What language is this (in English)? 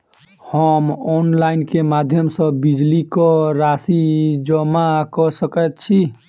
Maithili